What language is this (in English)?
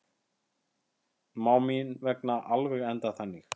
Icelandic